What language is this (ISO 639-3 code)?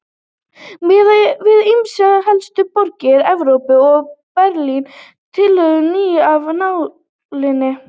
isl